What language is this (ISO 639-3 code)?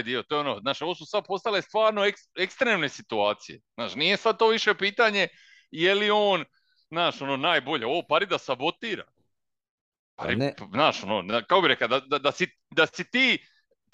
hrv